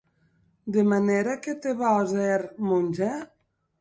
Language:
Occitan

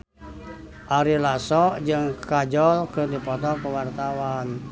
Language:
Sundanese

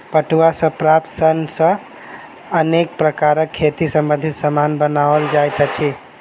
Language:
Maithili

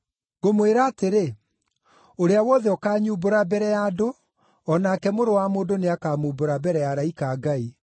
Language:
Kikuyu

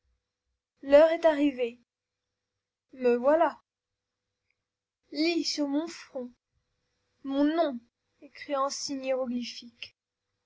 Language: French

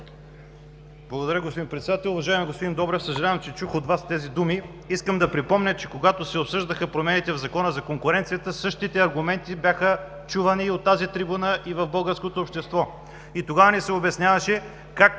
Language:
Bulgarian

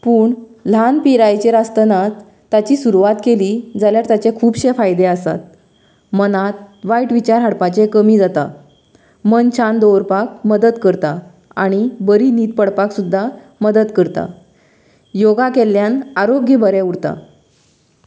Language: Konkani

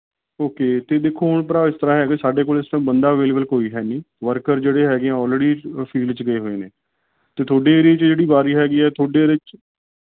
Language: Punjabi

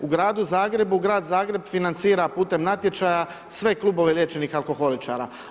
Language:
Croatian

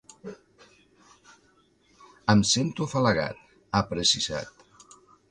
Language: Catalan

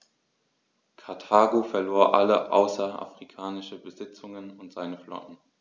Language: German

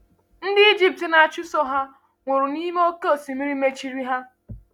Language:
Igbo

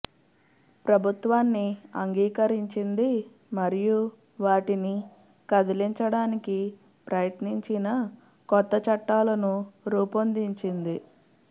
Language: Telugu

